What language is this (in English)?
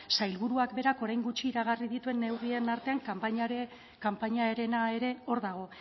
Basque